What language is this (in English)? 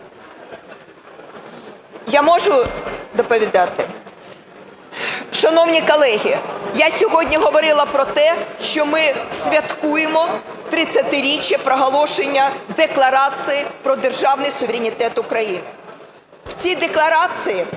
Ukrainian